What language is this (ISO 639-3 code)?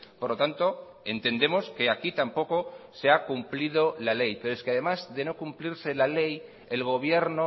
spa